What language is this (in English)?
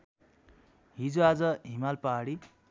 Nepali